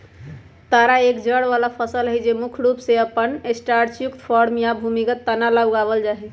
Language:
Magahi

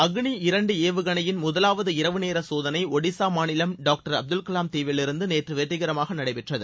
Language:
Tamil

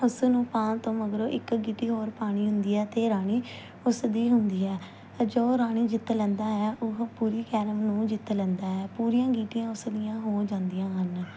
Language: Punjabi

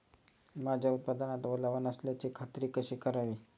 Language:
Marathi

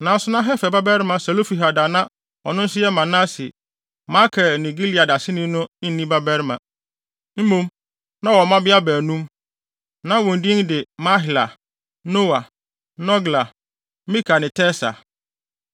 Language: Akan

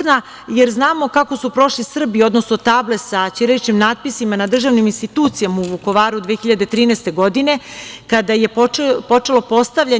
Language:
Serbian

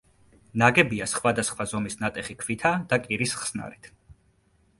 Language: Georgian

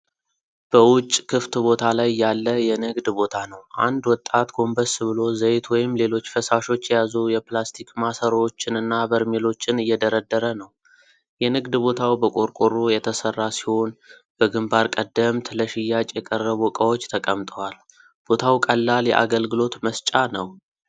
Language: Amharic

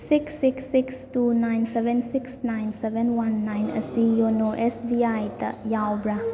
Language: Manipuri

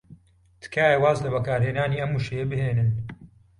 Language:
Central Kurdish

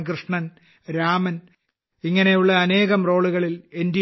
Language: Malayalam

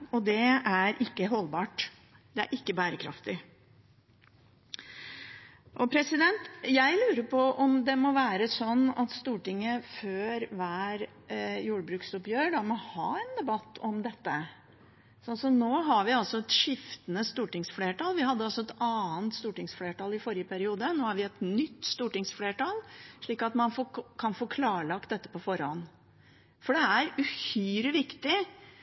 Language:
Norwegian Bokmål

